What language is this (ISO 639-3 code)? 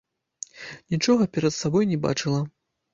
bel